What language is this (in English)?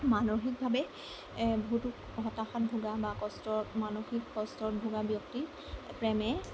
Assamese